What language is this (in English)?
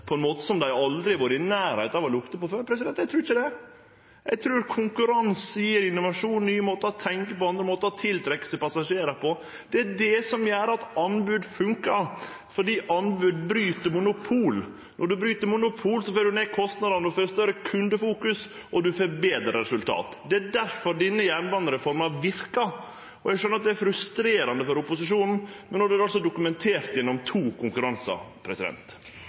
Norwegian Nynorsk